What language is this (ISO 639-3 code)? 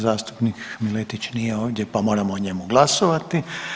hrv